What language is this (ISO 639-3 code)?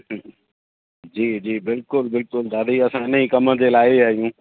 snd